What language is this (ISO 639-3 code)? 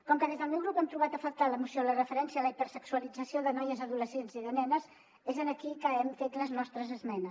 cat